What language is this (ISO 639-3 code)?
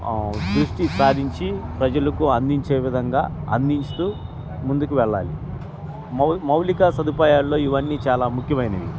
tel